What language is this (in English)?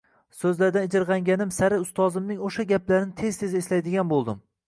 Uzbek